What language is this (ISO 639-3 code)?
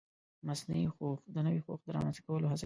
pus